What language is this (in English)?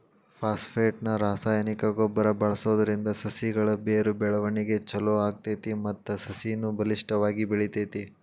Kannada